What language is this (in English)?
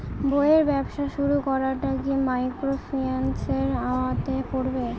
Bangla